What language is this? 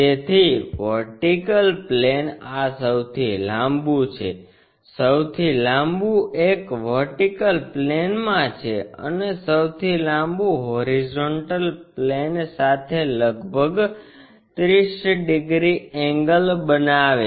Gujarati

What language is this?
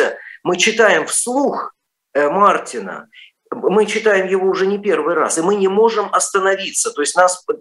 Russian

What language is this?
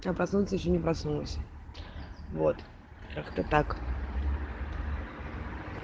Russian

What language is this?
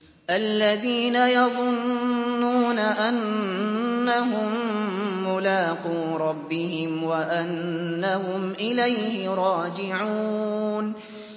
Arabic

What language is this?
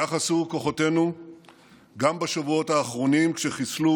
Hebrew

